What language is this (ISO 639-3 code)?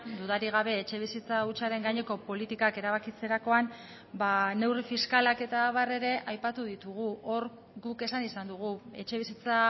eus